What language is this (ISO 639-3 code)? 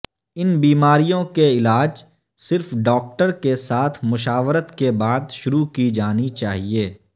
urd